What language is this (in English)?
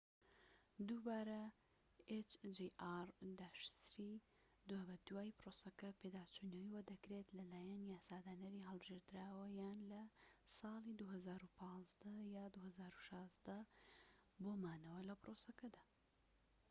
Central Kurdish